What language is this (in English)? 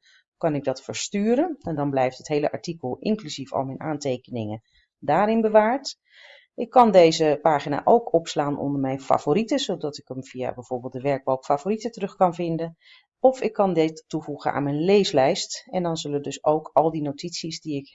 Dutch